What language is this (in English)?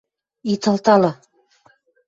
Western Mari